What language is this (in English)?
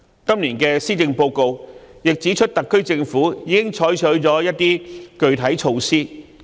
Cantonese